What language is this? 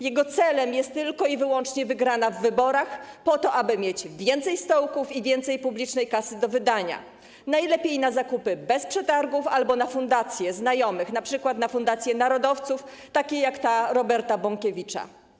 Polish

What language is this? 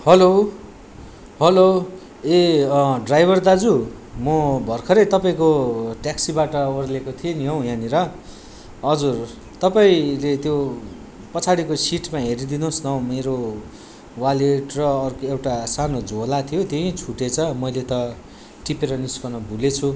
Nepali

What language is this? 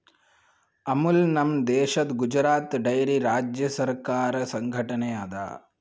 Kannada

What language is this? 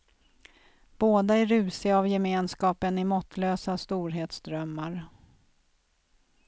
Swedish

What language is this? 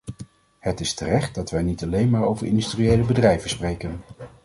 Dutch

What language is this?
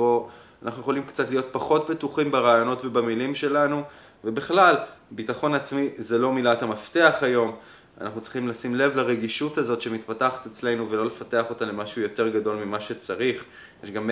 Hebrew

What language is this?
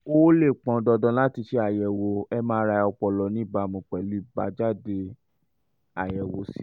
Yoruba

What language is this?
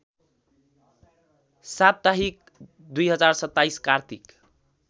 Nepali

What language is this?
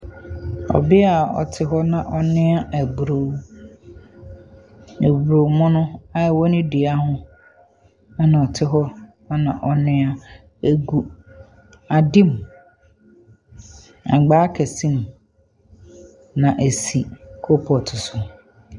Akan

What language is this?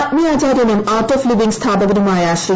Malayalam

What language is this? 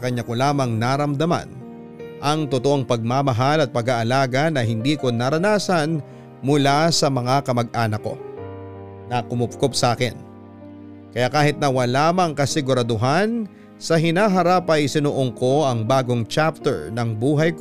Filipino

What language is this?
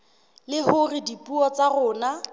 Southern Sotho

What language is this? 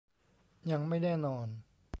Thai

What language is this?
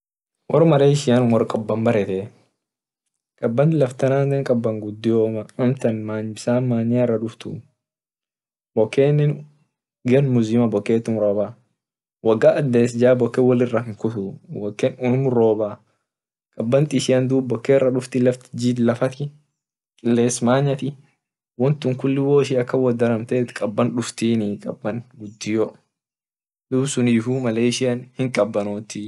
Orma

